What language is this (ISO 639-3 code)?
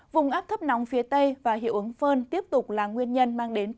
vie